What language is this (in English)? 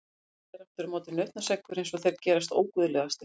Icelandic